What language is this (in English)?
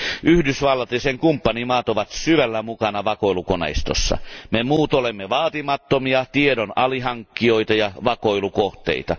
Finnish